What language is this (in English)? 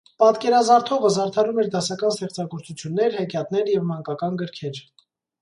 Armenian